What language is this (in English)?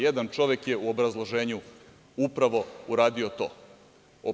Serbian